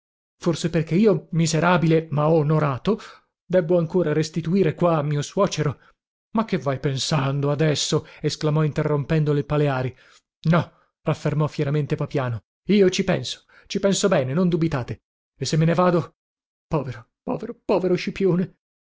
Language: Italian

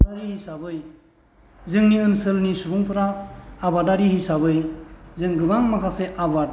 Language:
Bodo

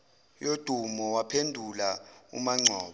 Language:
Zulu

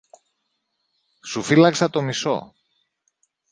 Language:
Greek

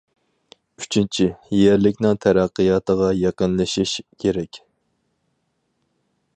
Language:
Uyghur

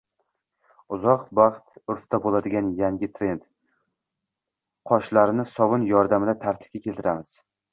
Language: Uzbek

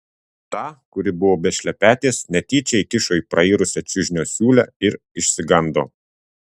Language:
Lithuanian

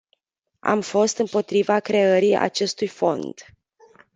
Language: Romanian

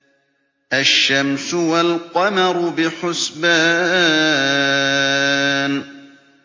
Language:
Arabic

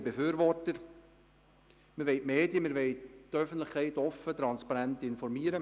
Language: Swiss German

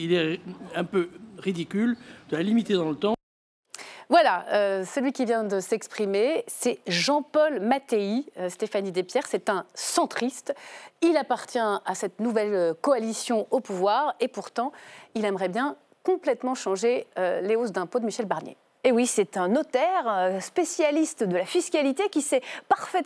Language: French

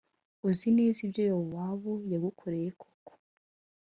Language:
Kinyarwanda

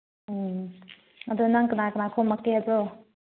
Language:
Manipuri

